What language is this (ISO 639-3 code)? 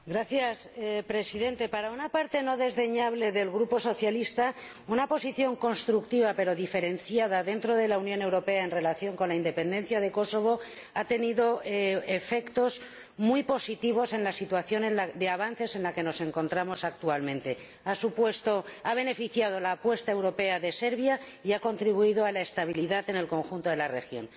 spa